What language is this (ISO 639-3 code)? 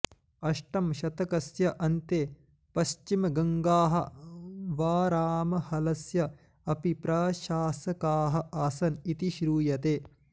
san